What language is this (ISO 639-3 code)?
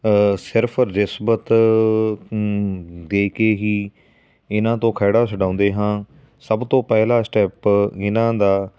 pan